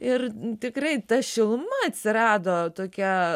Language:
Lithuanian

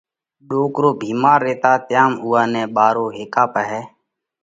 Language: Parkari Koli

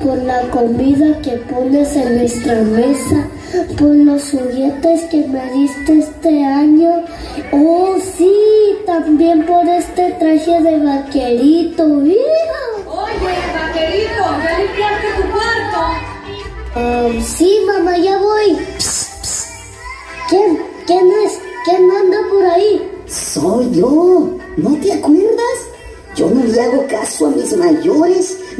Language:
Spanish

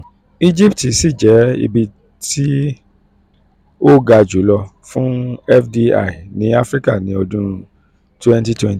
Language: Yoruba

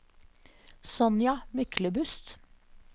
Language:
Norwegian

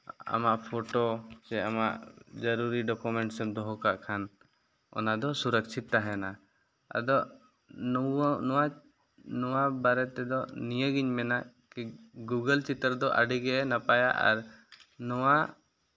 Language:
Santali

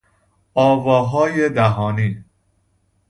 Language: Persian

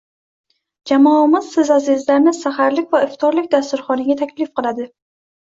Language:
Uzbek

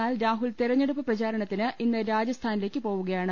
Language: Malayalam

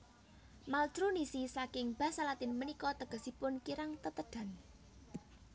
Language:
Javanese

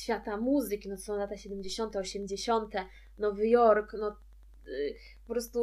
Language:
Polish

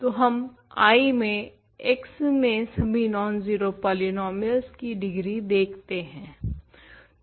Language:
Hindi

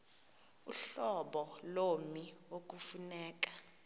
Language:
Xhosa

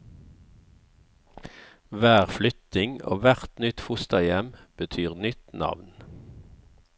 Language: Norwegian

